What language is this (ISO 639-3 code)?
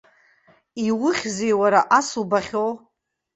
abk